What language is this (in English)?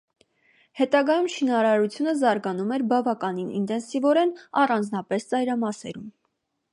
Armenian